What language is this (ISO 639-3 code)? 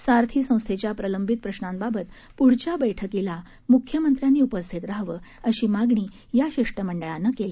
mar